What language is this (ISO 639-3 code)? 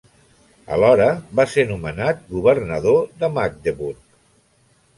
cat